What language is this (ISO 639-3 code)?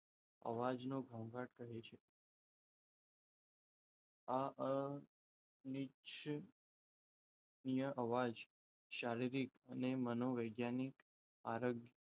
guj